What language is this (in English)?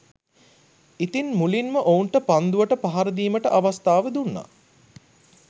Sinhala